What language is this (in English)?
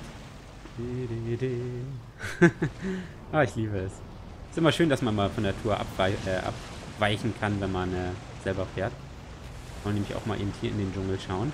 German